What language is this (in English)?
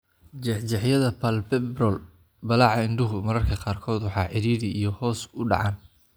Somali